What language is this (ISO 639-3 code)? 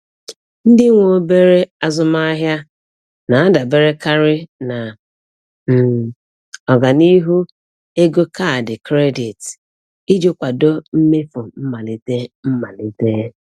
ibo